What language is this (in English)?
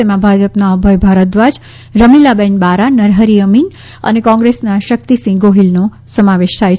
Gujarati